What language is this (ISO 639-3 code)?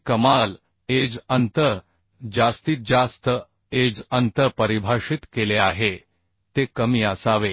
mar